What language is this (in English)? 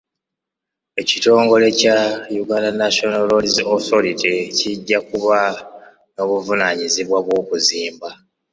Ganda